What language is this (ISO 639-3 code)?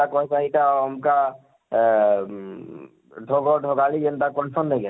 ori